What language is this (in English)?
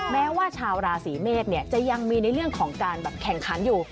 Thai